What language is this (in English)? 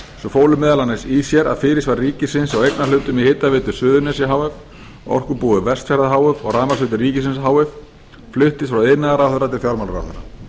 Icelandic